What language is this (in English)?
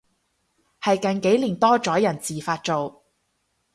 Cantonese